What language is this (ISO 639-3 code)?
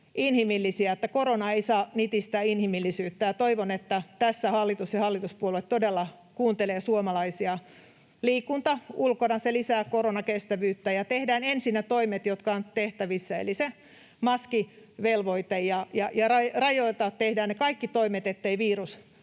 fin